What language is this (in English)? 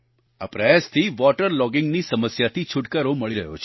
Gujarati